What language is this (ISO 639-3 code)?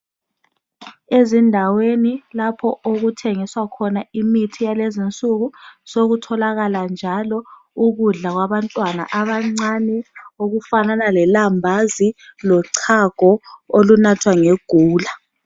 nde